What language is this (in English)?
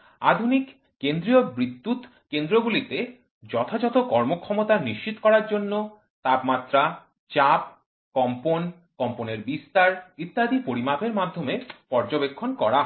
Bangla